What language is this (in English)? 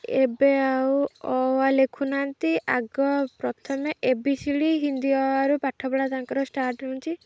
Odia